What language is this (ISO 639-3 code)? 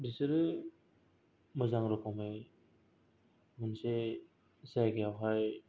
brx